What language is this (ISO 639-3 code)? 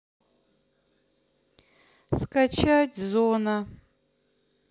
rus